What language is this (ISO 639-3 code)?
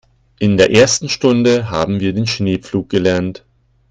deu